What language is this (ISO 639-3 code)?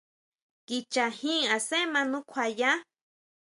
mau